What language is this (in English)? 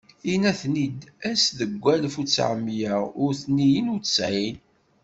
Kabyle